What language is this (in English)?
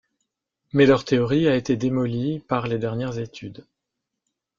French